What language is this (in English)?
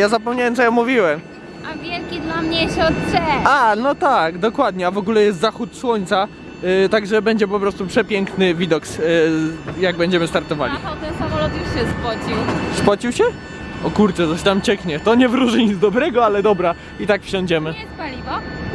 Polish